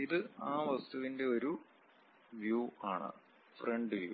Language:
Malayalam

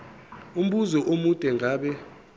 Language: Zulu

